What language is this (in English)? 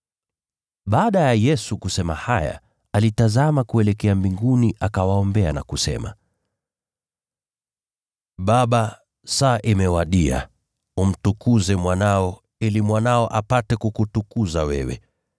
Swahili